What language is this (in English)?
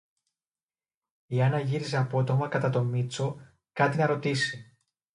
Greek